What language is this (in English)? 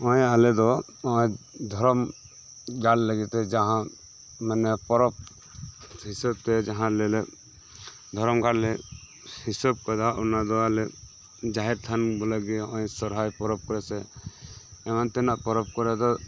Santali